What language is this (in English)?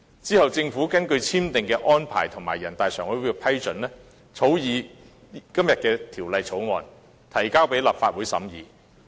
Cantonese